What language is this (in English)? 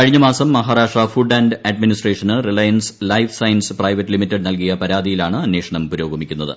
Malayalam